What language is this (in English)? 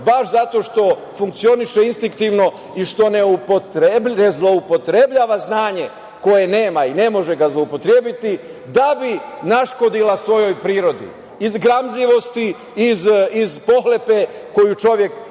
Serbian